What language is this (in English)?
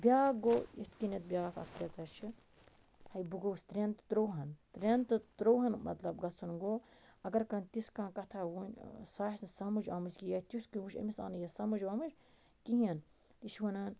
Kashmiri